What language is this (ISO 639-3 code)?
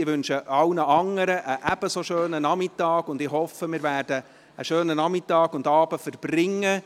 gsw